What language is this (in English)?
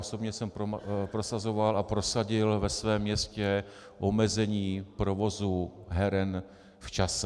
Czech